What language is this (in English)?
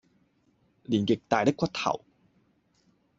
Cantonese